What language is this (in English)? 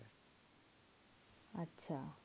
Bangla